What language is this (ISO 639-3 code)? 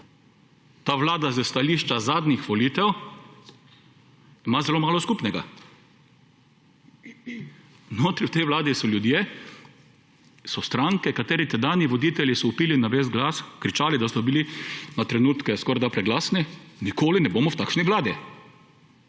slv